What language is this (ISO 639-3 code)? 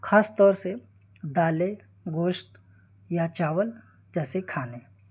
urd